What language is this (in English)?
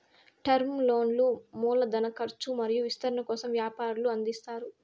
Telugu